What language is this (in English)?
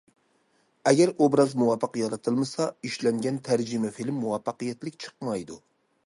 Uyghur